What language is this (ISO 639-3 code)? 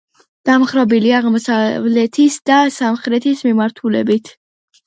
kat